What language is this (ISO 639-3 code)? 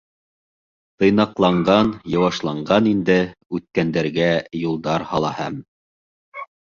bak